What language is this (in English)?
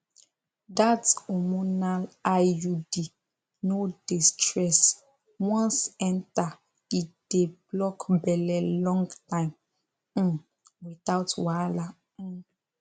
Nigerian Pidgin